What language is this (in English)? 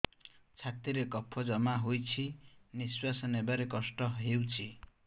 Odia